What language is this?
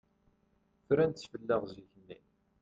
Kabyle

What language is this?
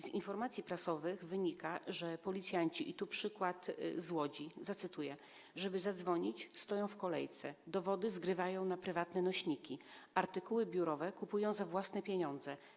Polish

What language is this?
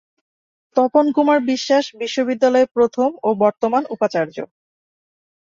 Bangla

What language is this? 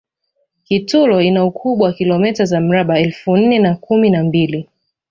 Swahili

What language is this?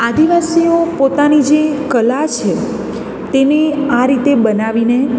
Gujarati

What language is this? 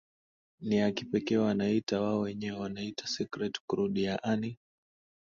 Swahili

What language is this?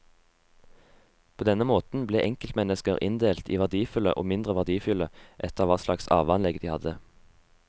Norwegian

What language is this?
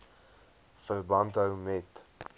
Afrikaans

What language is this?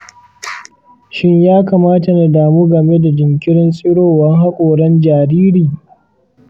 Hausa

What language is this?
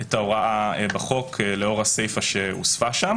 Hebrew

